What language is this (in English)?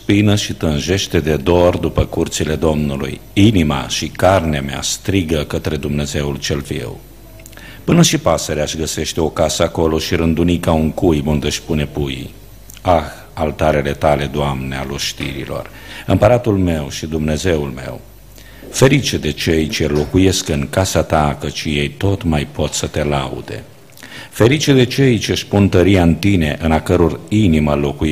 Romanian